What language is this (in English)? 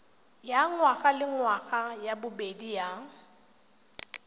Tswana